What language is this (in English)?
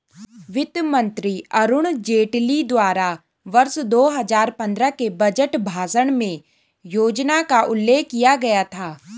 Hindi